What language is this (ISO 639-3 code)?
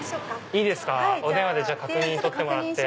jpn